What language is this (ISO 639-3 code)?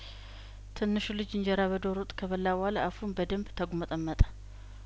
amh